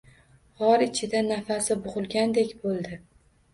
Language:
Uzbek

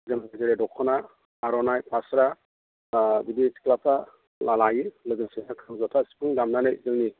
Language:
Bodo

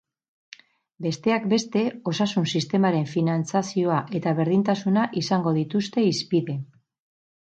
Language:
Basque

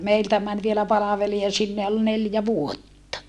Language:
Finnish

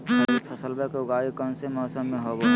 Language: Magahi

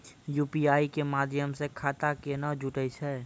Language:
Maithili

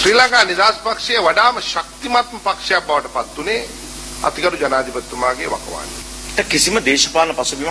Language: Italian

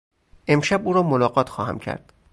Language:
Persian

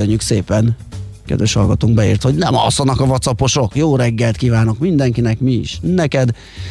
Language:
Hungarian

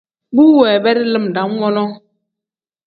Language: Tem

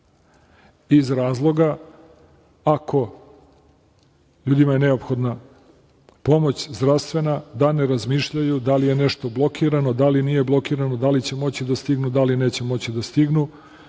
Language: Serbian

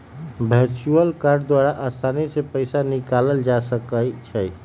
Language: Magahi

